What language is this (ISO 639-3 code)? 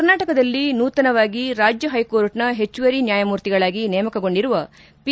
kan